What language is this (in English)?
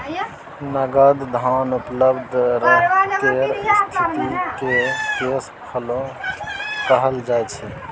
Maithili